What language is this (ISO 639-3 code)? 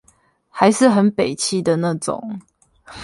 zho